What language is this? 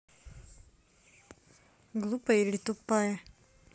Russian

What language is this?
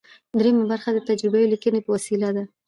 Pashto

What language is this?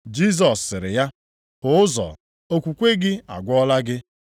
Igbo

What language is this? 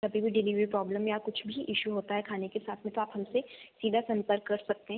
Hindi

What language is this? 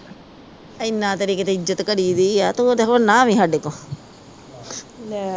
Punjabi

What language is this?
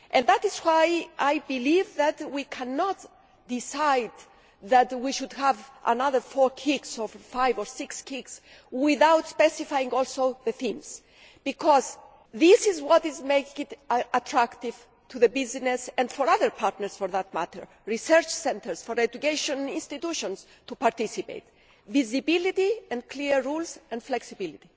English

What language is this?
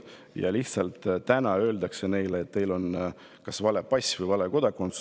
Estonian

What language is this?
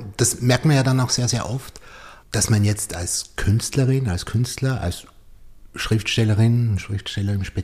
German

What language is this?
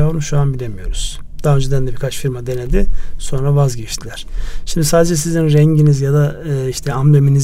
Turkish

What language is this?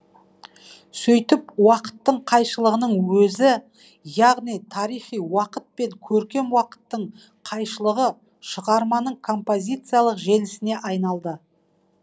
Kazakh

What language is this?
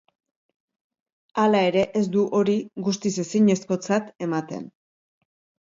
Basque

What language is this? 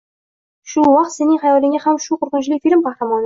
Uzbek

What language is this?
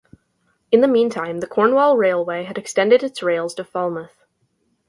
English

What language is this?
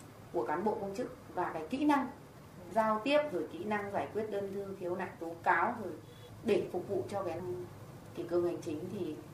Vietnamese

